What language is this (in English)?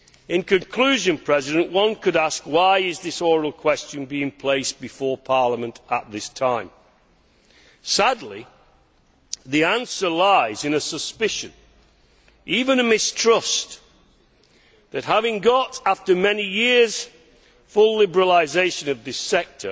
English